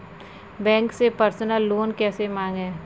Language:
Hindi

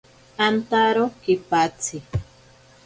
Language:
Ashéninka Perené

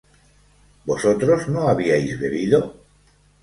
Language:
Spanish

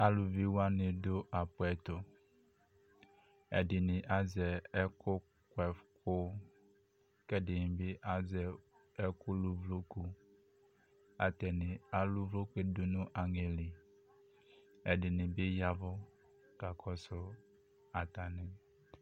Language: Ikposo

